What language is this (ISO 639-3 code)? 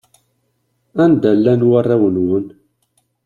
kab